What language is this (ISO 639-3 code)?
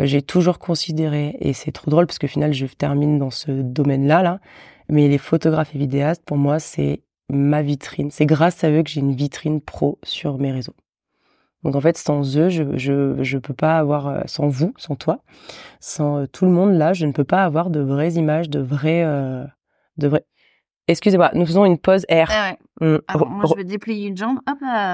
fra